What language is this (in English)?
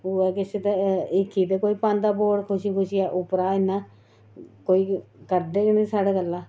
Dogri